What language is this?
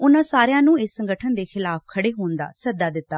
Punjabi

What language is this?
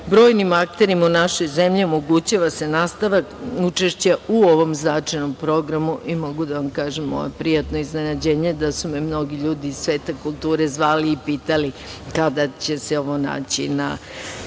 Serbian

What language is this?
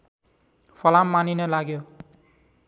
Nepali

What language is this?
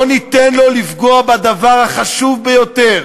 Hebrew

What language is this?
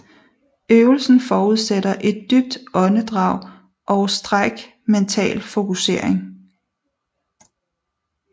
Danish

